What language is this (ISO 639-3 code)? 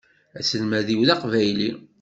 kab